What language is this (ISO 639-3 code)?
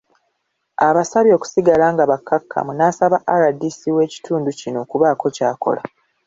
lug